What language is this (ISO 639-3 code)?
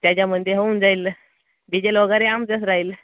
mar